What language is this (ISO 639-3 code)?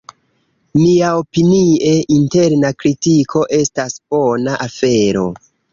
epo